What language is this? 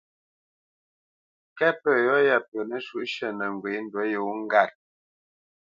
Bamenyam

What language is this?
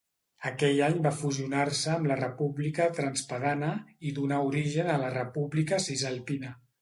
Catalan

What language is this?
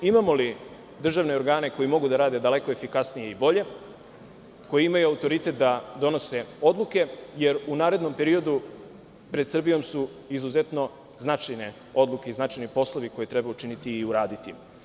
Serbian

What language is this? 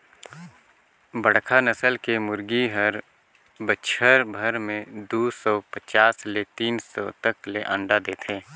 Chhattisgarhi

